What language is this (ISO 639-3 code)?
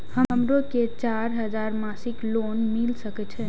mai